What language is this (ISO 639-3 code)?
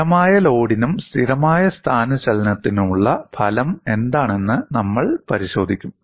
mal